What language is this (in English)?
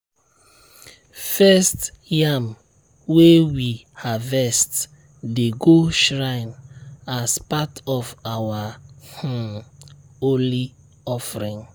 Nigerian Pidgin